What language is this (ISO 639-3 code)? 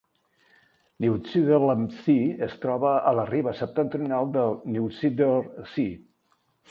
cat